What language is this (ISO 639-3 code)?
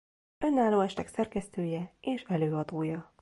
hun